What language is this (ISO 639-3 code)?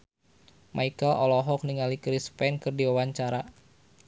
sun